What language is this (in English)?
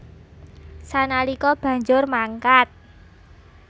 Javanese